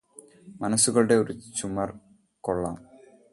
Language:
Malayalam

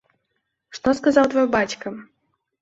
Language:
Belarusian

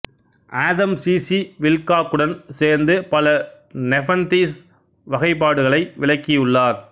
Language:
Tamil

